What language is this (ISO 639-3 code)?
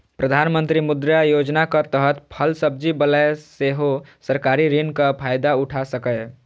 mai